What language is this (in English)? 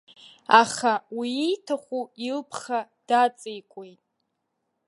Abkhazian